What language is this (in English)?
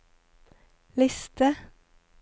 Norwegian